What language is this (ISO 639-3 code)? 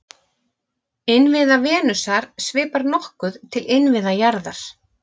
isl